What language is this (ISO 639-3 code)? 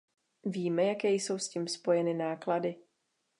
ces